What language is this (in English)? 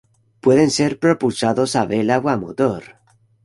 Spanish